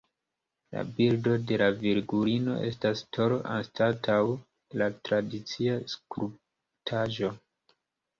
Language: Esperanto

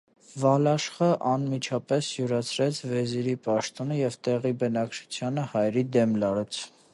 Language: Armenian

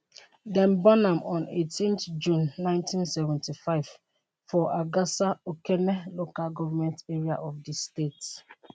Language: Nigerian Pidgin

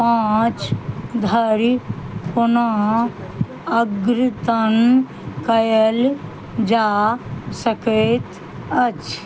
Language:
Maithili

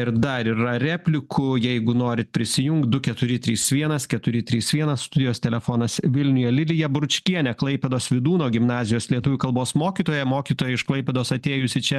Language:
Lithuanian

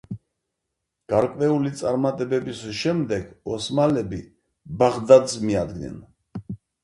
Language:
Georgian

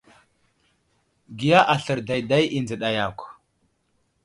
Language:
Wuzlam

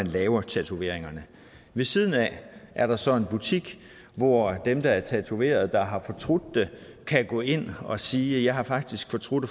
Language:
Danish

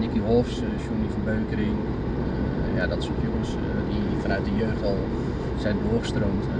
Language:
Dutch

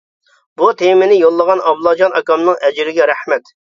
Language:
Uyghur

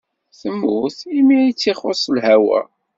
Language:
Kabyle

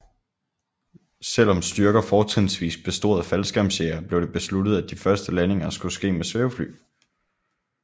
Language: Danish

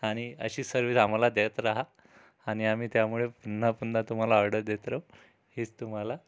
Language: Marathi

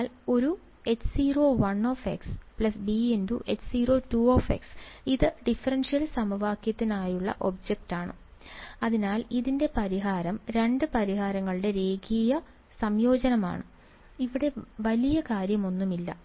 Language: Malayalam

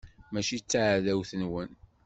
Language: Kabyle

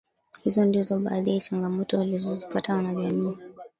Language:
Swahili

